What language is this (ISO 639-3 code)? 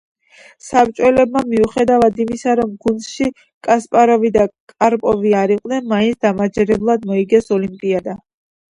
kat